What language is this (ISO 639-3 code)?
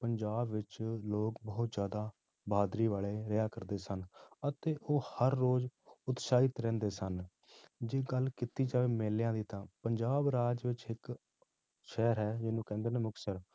pan